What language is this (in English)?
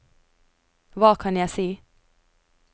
Norwegian